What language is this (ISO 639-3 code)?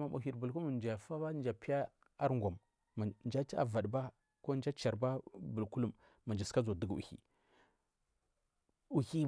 mfm